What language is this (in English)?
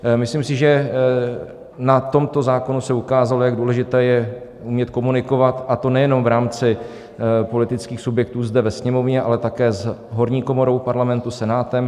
Czech